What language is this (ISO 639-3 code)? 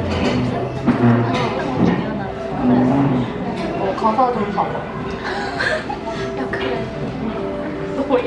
kor